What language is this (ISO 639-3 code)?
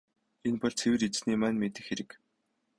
mon